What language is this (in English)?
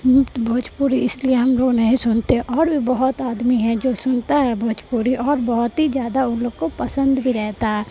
Urdu